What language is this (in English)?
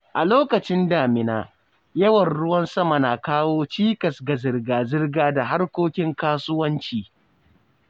Hausa